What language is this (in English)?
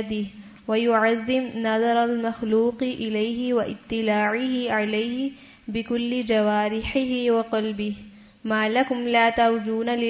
Urdu